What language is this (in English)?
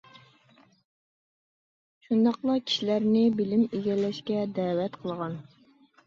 Uyghur